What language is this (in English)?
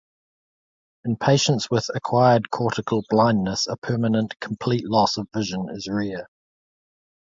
English